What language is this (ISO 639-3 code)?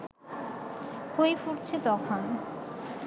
ben